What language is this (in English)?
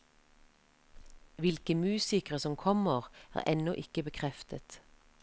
Norwegian